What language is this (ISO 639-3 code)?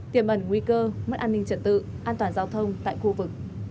vie